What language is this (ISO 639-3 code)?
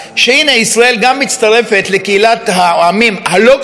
heb